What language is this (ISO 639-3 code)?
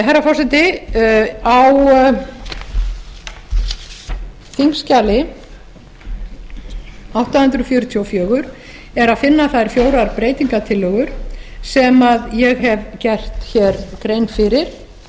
isl